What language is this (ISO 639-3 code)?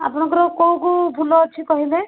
ori